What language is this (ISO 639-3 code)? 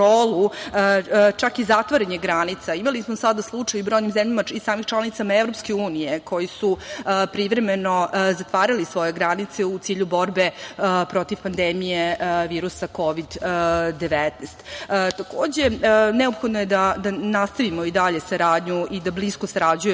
srp